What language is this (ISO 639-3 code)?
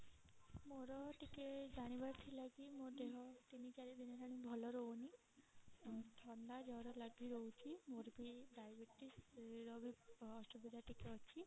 ori